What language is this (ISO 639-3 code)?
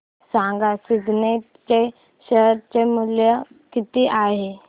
mar